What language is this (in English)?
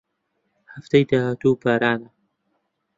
Central Kurdish